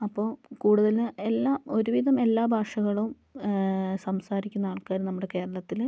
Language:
Malayalam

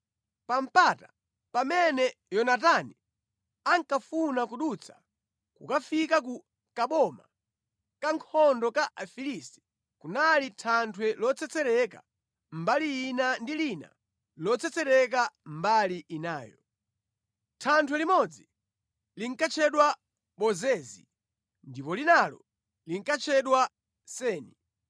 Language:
Nyanja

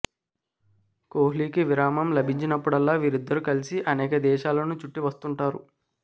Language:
Telugu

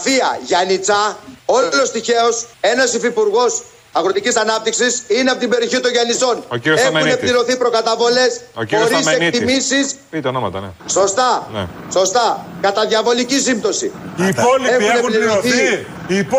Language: Greek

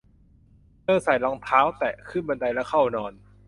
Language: Thai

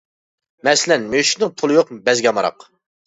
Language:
Uyghur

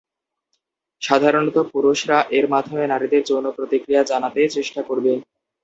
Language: Bangla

